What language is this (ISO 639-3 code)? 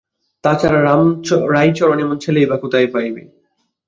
ben